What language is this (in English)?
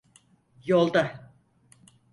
Turkish